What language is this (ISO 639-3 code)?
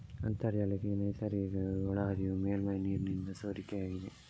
kan